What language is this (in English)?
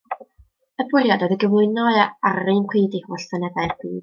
Welsh